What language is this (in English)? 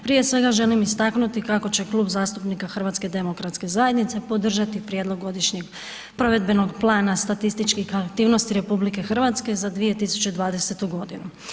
Croatian